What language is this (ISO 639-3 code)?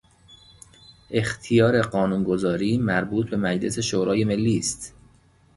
fas